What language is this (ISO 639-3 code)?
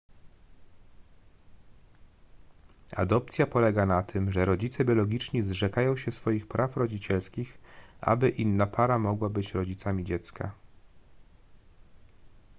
pol